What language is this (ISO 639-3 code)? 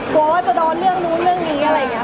tha